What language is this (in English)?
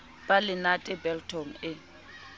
Southern Sotho